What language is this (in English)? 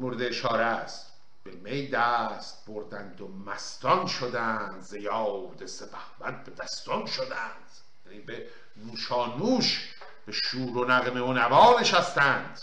Persian